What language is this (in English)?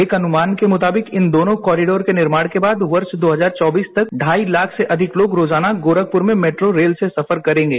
Hindi